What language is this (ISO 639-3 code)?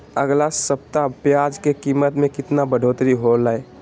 mag